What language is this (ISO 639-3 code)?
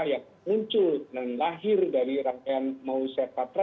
ind